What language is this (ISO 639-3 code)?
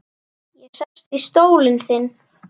isl